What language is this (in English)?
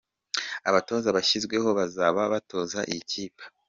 Kinyarwanda